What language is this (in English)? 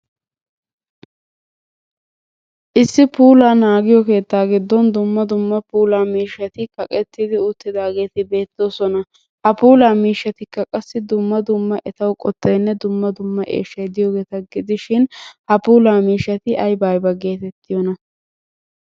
Wolaytta